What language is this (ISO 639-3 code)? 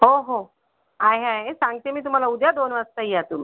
mar